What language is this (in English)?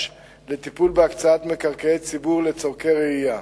Hebrew